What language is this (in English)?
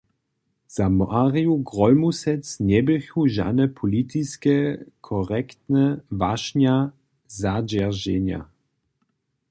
Upper Sorbian